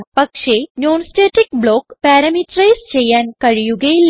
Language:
Malayalam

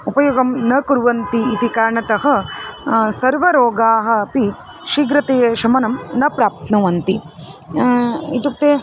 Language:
Sanskrit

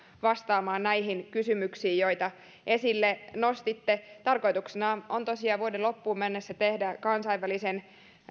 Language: Finnish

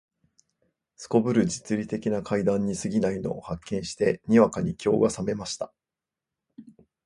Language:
Japanese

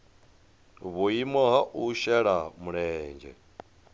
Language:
Venda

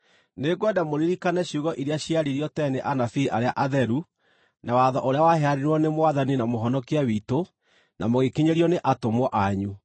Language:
Kikuyu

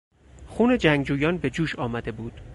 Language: Persian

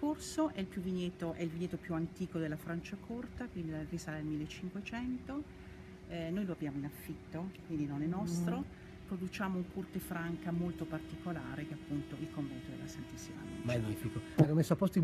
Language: Italian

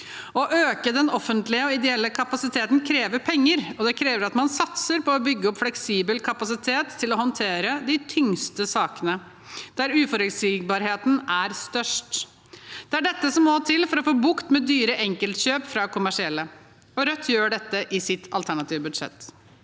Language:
Norwegian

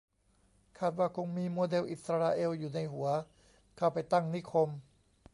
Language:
Thai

